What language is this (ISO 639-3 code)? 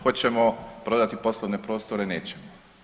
hrv